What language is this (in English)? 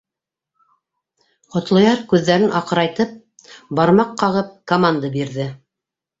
Bashkir